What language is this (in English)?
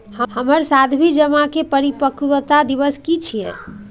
Maithili